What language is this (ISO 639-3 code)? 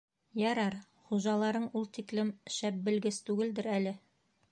bak